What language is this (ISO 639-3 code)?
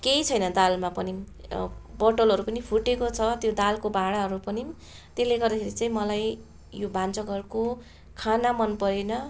nep